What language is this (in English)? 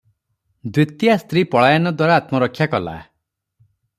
Odia